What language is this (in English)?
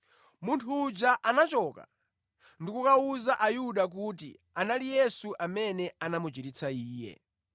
Nyanja